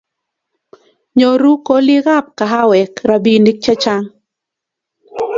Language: Kalenjin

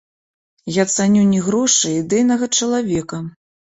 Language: Belarusian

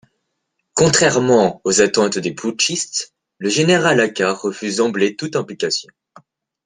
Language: French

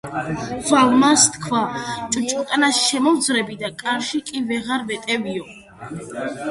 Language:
Georgian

